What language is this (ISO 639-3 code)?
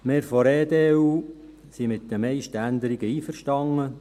gsw